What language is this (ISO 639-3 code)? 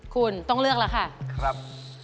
tha